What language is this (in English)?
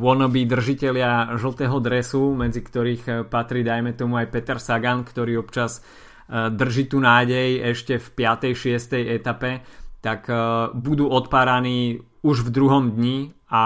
Slovak